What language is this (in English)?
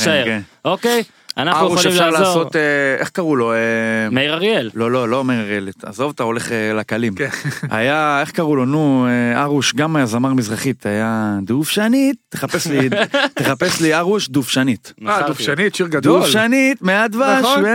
Hebrew